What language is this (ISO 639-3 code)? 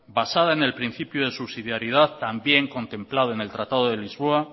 spa